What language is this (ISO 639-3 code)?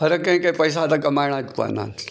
snd